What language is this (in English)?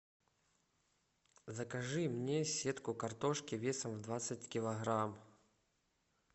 Russian